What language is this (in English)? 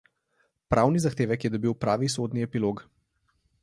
Slovenian